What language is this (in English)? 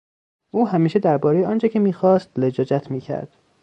Persian